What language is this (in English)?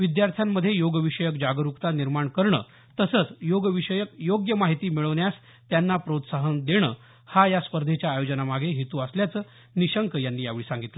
Marathi